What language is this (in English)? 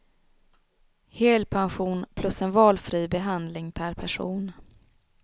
Swedish